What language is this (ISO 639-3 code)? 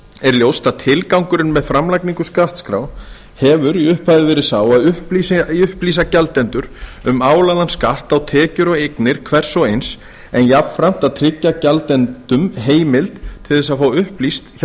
isl